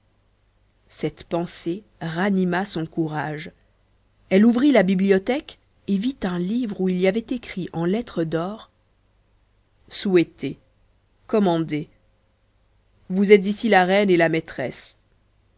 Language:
French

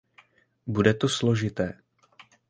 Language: Czech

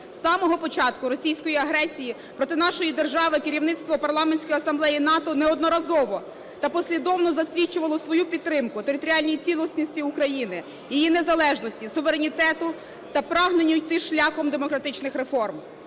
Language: Ukrainian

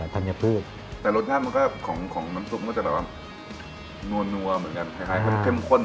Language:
Thai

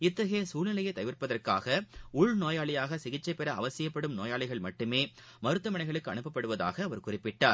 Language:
Tamil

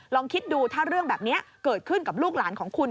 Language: Thai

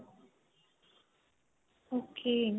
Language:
Punjabi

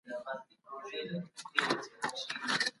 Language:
Pashto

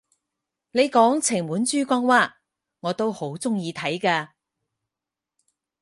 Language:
Cantonese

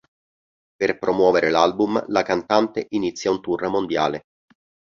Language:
Italian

